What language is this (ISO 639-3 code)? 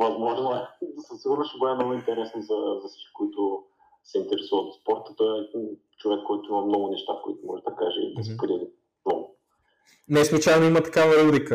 bul